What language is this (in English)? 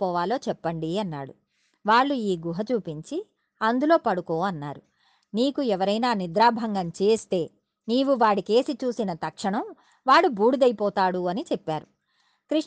Telugu